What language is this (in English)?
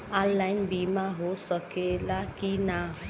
Bhojpuri